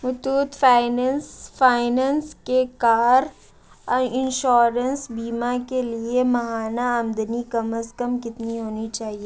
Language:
Urdu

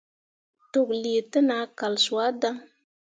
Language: Mundang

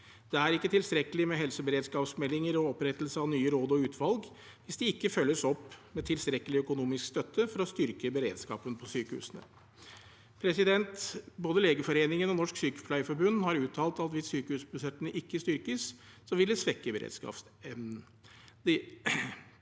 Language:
Norwegian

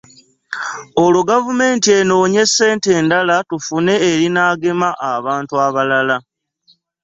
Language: Ganda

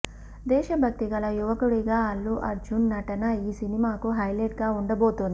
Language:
Telugu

